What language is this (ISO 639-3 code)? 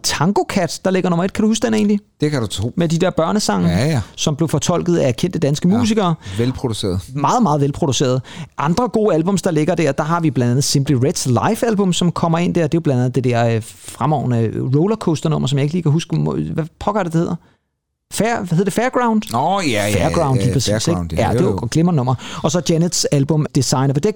dan